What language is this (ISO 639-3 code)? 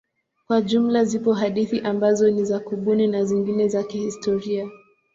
swa